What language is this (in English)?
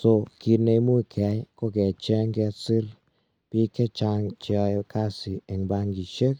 Kalenjin